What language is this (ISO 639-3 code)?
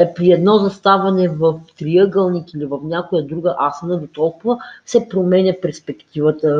bul